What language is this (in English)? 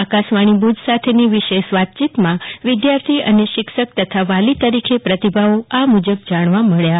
Gujarati